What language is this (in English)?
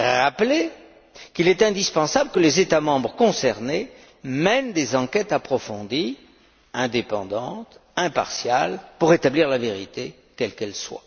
French